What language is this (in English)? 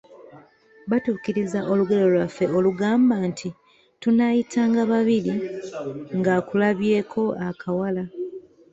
Ganda